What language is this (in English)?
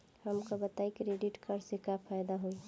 Bhojpuri